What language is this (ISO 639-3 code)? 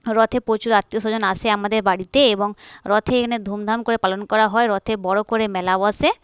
ben